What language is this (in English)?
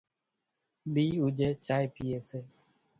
Kachi Koli